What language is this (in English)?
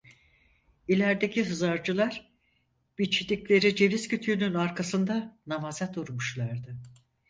Turkish